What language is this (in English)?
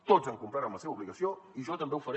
Catalan